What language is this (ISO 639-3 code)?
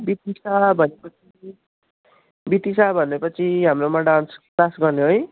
nep